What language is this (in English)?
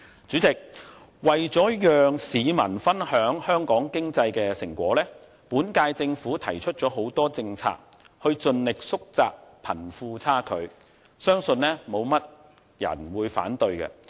Cantonese